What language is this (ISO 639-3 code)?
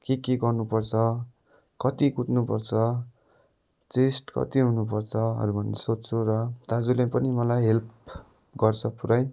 nep